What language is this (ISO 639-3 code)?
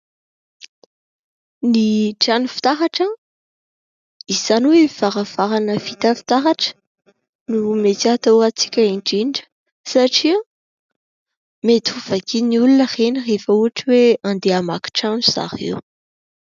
mlg